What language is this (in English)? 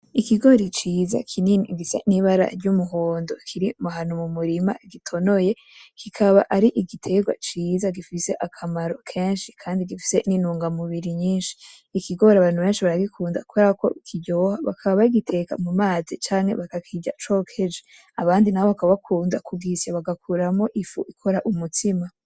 Rundi